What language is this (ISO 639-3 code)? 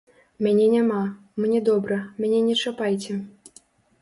bel